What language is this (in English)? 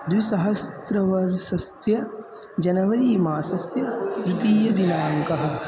Sanskrit